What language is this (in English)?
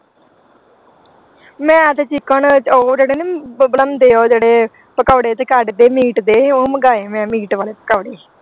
Punjabi